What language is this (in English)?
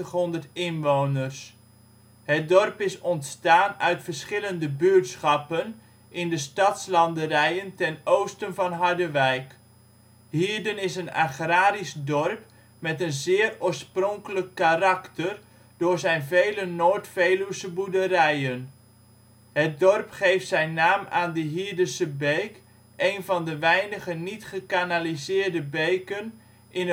Dutch